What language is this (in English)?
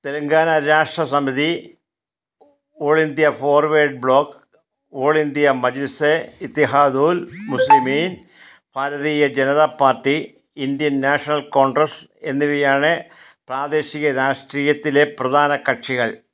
Malayalam